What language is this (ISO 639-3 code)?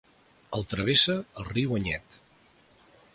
cat